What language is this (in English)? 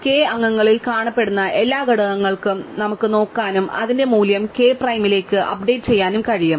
Malayalam